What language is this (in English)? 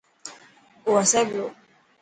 Dhatki